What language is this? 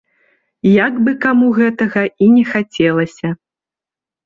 Belarusian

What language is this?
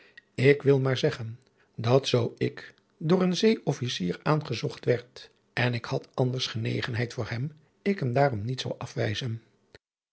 Dutch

